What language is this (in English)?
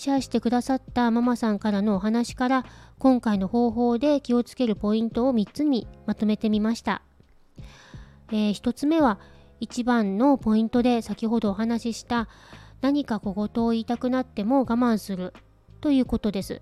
Japanese